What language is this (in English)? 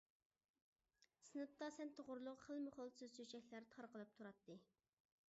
Uyghur